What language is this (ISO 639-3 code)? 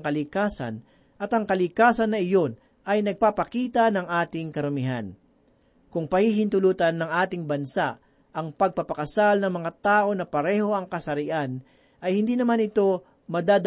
fil